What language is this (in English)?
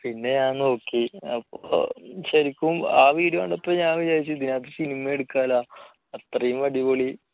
Malayalam